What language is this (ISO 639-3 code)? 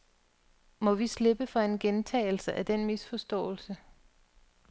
dan